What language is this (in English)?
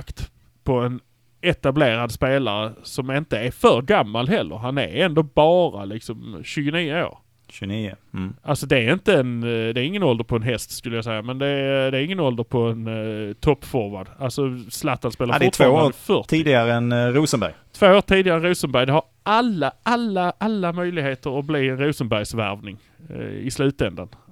Swedish